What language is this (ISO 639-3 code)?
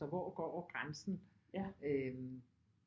dan